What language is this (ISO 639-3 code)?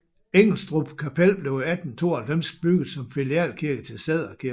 dan